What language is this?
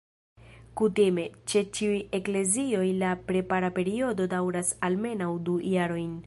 Esperanto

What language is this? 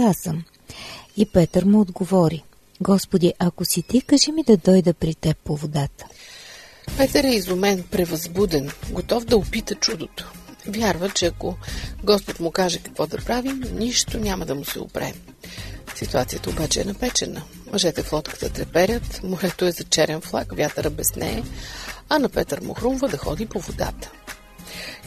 Bulgarian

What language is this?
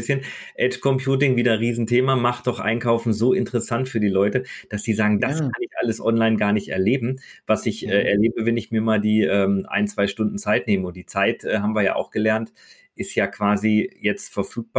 German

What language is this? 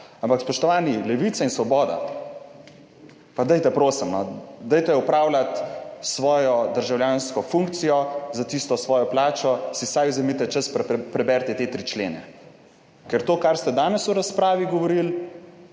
Slovenian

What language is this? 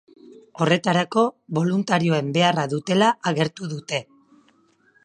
Basque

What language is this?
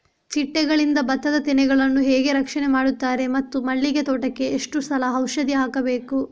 Kannada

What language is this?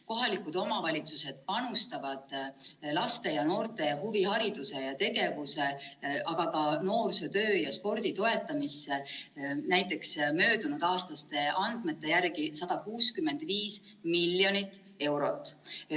Estonian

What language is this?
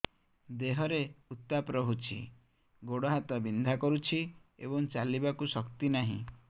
Odia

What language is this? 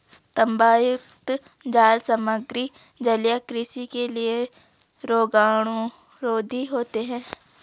Hindi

